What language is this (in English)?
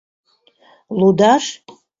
Mari